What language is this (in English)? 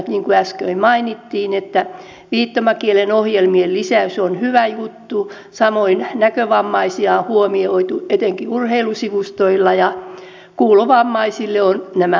Finnish